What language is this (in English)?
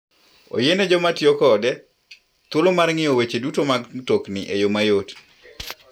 Luo (Kenya and Tanzania)